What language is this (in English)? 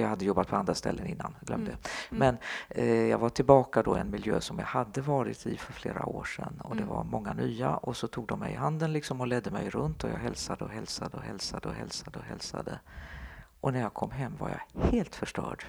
Swedish